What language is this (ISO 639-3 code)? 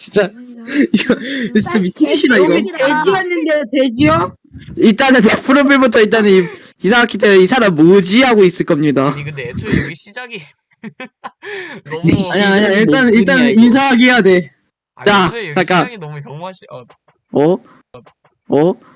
kor